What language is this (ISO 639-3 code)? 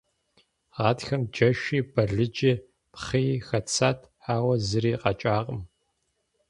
kbd